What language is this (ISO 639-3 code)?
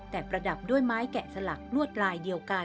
tha